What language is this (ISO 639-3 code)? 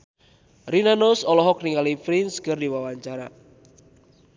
sun